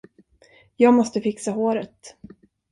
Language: Swedish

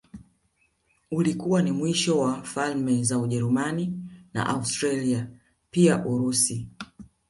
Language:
Swahili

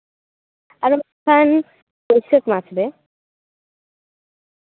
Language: Santali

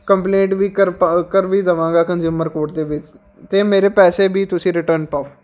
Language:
Punjabi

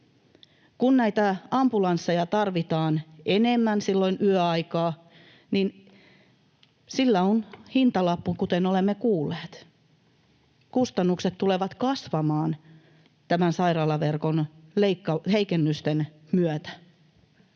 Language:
Finnish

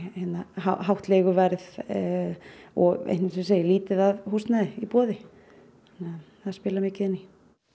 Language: Icelandic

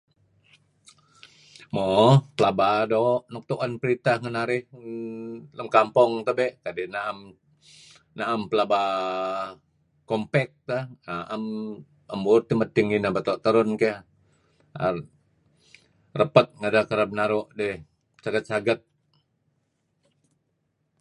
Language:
Kelabit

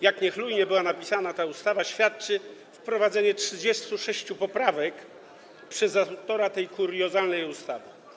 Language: Polish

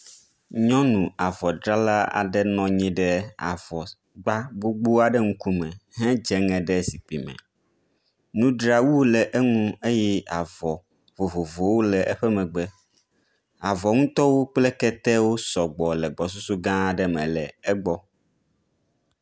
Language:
Ewe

